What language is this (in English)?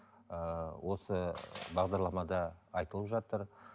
Kazakh